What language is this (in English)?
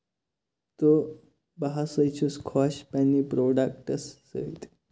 Kashmiri